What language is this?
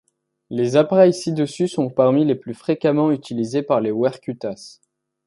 French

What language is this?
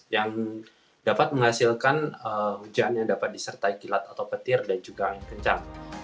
Indonesian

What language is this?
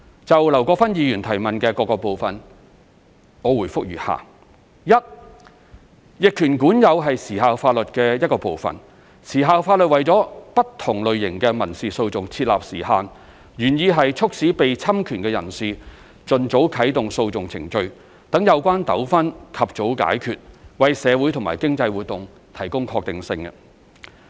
Cantonese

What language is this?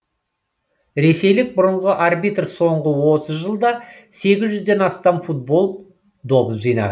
Kazakh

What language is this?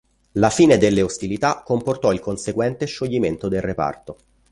Italian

